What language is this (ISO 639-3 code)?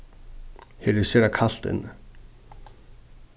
fao